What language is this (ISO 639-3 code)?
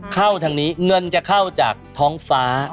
tha